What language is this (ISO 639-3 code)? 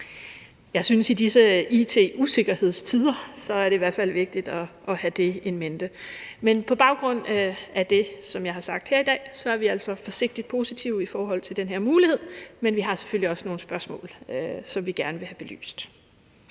dan